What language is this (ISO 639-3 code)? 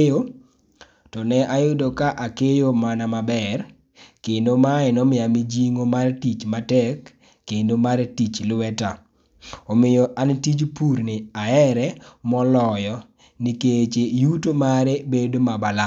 luo